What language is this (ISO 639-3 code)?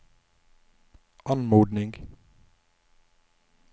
nor